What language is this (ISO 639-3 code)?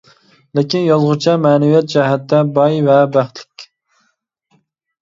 uig